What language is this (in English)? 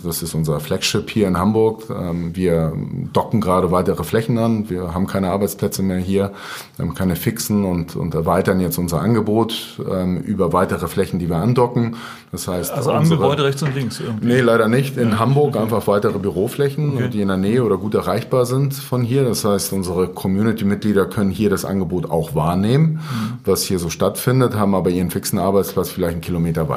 German